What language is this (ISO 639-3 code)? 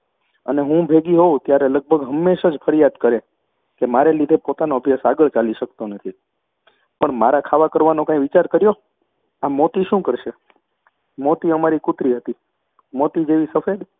guj